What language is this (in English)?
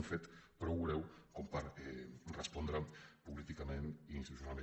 Catalan